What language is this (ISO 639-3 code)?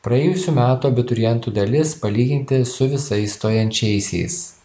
lit